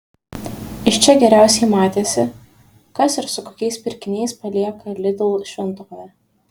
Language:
Lithuanian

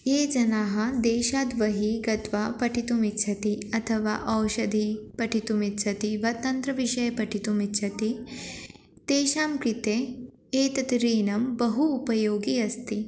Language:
Sanskrit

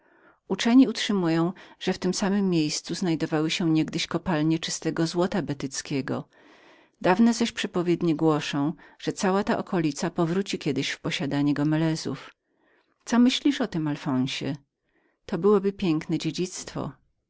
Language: Polish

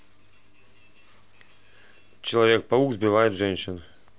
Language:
Russian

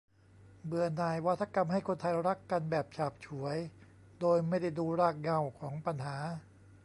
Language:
Thai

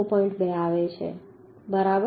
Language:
Gujarati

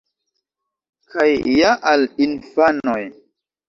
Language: Esperanto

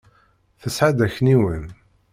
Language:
Kabyle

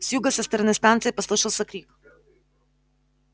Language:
Russian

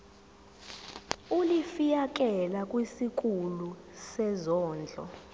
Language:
Zulu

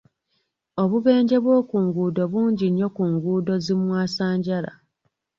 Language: Ganda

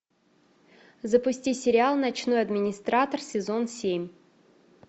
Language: Russian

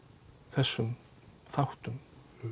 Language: Icelandic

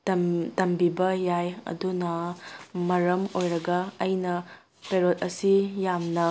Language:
Manipuri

